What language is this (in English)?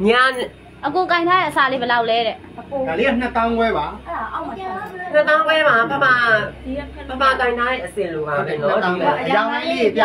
Thai